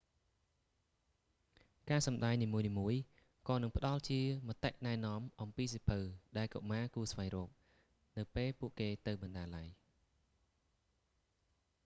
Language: Khmer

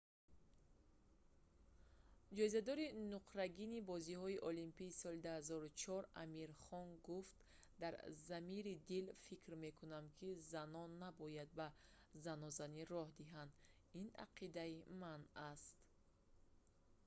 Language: Tajik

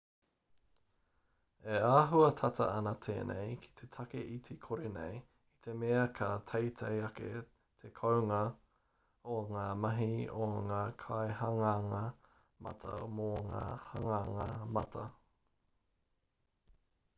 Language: Māori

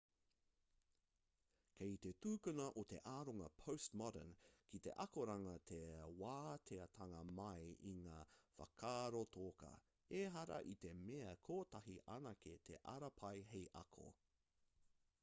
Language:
Māori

